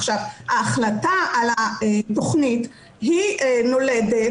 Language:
Hebrew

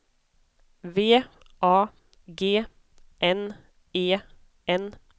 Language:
Swedish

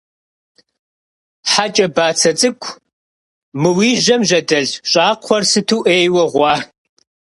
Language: Kabardian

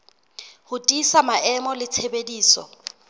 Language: Southern Sotho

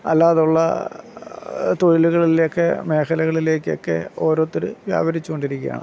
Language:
Malayalam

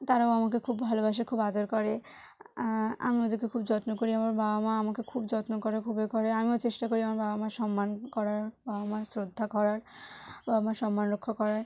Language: Bangla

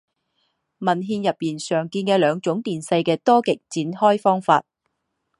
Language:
Chinese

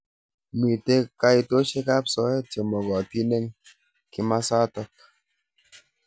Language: Kalenjin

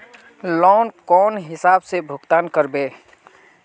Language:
Magahi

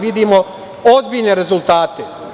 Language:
Serbian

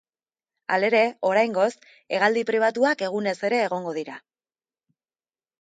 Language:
Basque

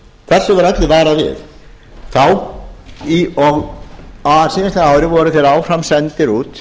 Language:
Icelandic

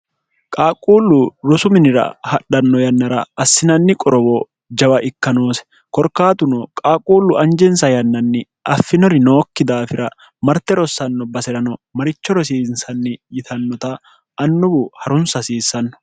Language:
Sidamo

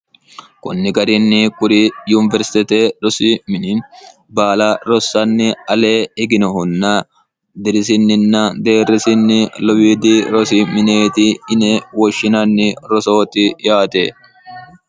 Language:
Sidamo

